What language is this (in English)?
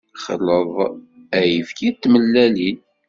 Kabyle